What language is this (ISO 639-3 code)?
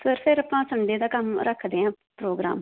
pan